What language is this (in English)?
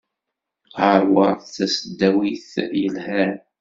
Kabyle